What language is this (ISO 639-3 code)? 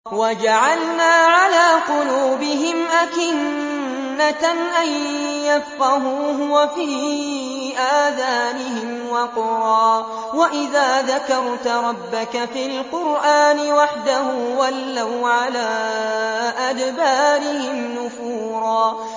ara